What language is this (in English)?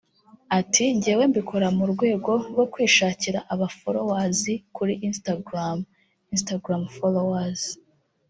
Kinyarwanda